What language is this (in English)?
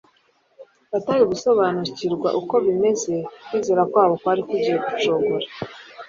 Kinyarwanda